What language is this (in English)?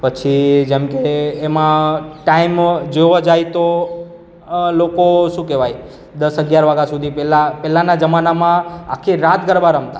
Gujarati